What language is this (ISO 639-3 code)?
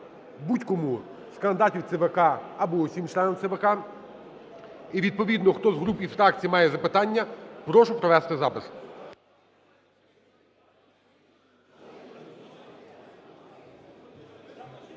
ukr